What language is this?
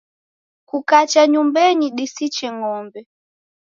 Taita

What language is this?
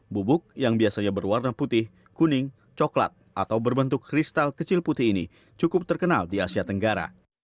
Indonesian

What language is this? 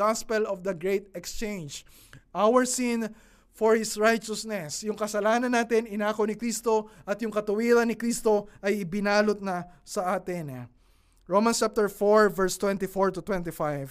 Filipino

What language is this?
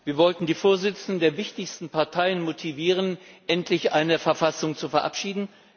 German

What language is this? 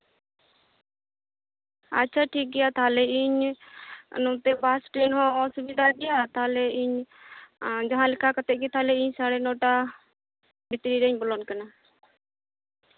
Santali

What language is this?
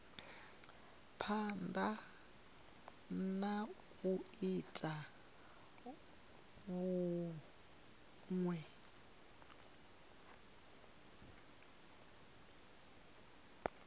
Venda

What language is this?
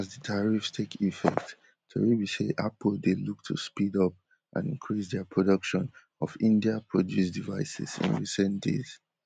Nigerian Pidgin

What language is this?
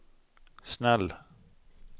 Swedish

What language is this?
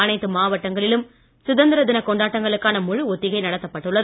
Tamil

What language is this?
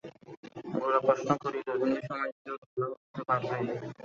Bangla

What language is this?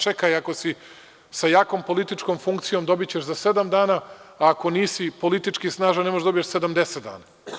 Serbian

